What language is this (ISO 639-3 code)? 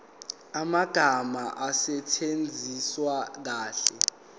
zul